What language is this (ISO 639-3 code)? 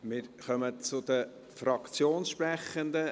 gsw